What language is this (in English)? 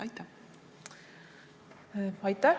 Estonian